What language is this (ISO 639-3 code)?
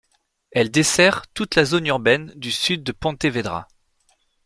fra